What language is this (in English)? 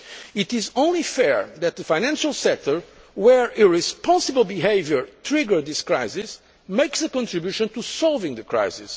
English